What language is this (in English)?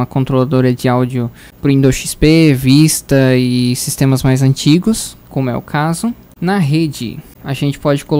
Portuguese